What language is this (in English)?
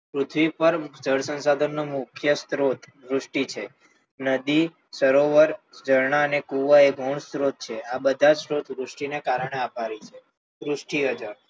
Gujarati